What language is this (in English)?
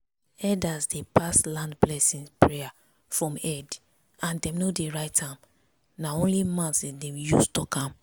Nigerian Pidgin